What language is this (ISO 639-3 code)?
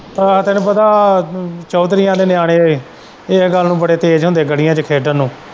pan